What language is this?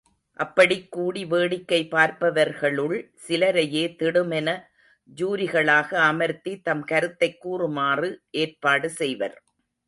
Tamil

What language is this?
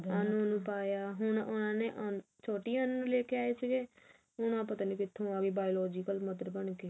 Punjabi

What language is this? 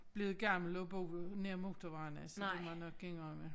Danish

